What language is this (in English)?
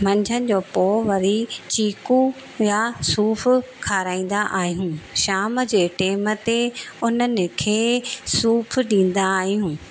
Sindhi